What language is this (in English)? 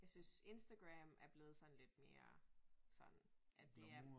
Danish